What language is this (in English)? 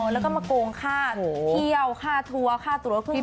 Thai